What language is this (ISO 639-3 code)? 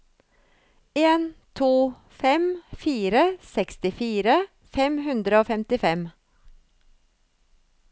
nor